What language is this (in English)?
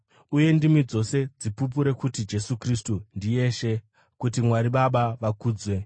Shona